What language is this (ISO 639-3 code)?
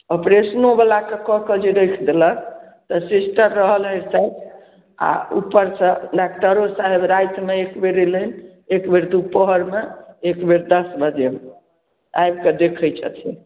mai